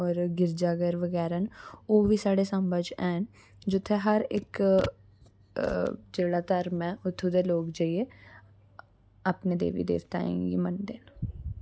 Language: Dogri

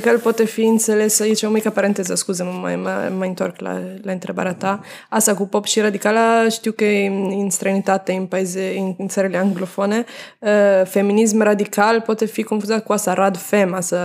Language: Romanian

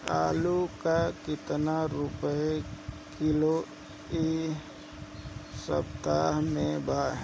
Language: Bhojpuri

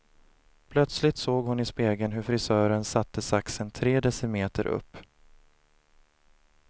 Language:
Swedish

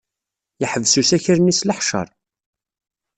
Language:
Kabyle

